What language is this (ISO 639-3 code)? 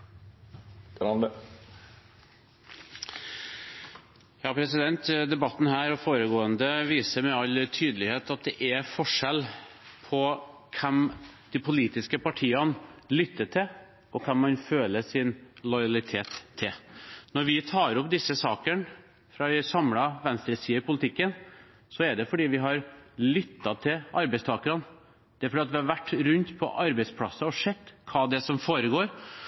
nor